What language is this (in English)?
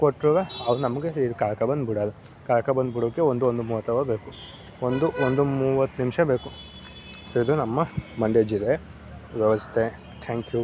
Kannada